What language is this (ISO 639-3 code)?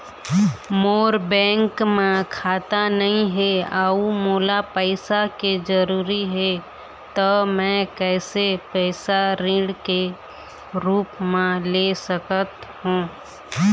hne